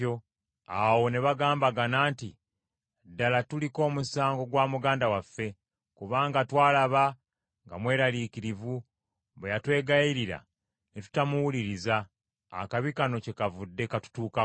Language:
Ganda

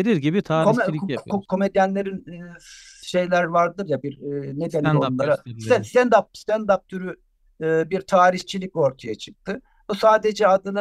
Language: Turkish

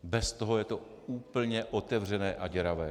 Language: Czech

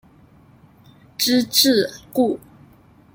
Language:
Chinese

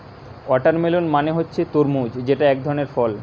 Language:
Bangla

